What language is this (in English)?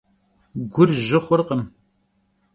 Kabardian